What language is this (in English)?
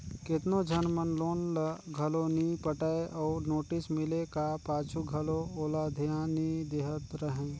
Chhattisgarhi